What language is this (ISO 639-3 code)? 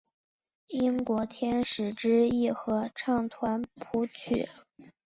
zho